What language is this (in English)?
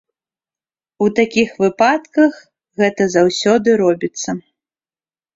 Belarusian